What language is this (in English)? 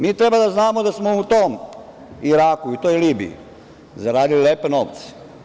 Serbian